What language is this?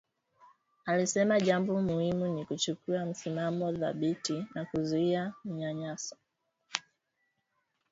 Swahili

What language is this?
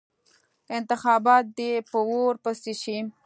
Pashto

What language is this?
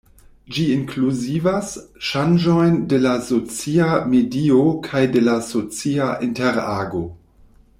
Esperanto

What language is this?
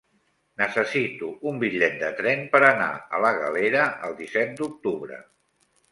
Catalan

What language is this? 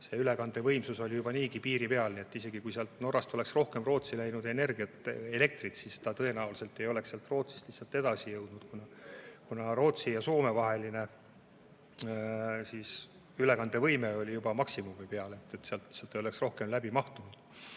Estonian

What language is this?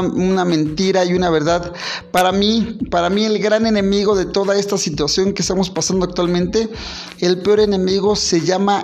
Spanish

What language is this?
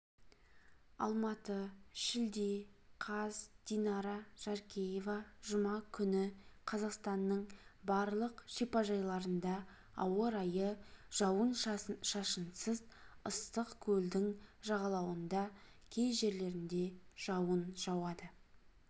Kazakh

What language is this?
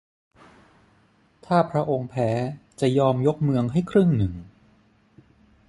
Thai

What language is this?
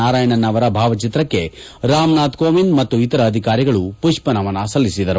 Kannada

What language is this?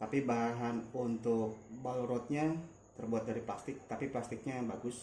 Indonesian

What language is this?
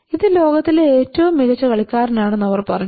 Malayalam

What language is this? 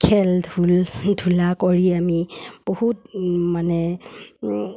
Assamese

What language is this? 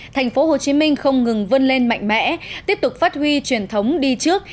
Vietnamese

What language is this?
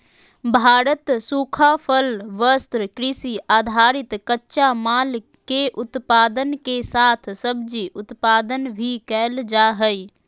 Magahi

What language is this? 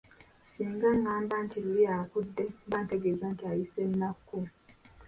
Ganda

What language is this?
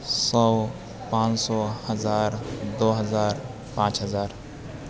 Urdu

